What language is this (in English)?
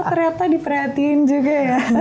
Indonesian